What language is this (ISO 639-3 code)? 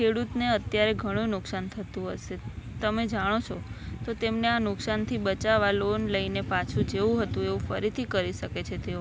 guj